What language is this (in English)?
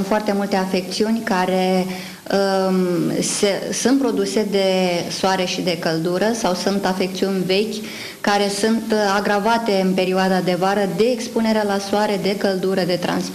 Romanian